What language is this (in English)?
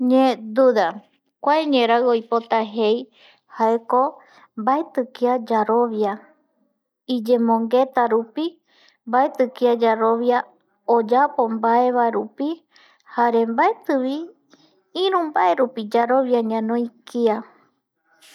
Eastern Bolivian Guaraní